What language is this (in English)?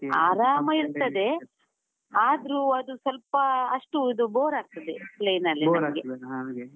Kannada